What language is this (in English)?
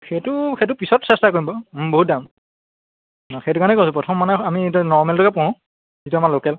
Assamese